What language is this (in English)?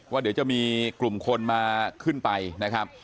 Thai